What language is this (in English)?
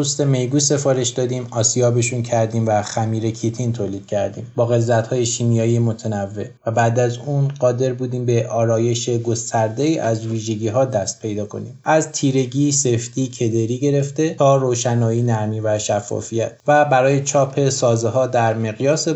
Persian